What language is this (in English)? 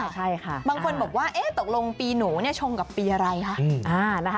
Thai